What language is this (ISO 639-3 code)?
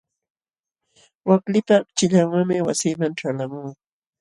qxw